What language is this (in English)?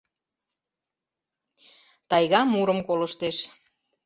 Mari